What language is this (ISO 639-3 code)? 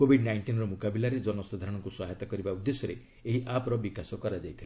ori